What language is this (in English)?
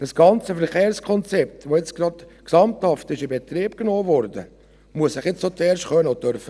Swiss German